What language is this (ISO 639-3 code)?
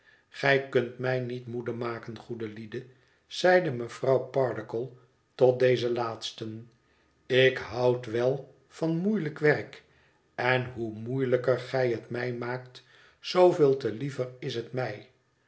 nld